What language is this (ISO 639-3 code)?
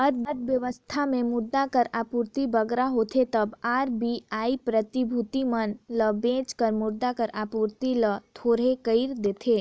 hne